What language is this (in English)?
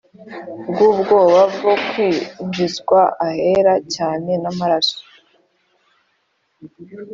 Kinyarwanda